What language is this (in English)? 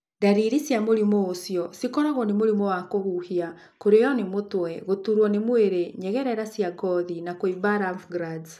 Kikuyu